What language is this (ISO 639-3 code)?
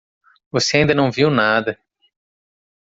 por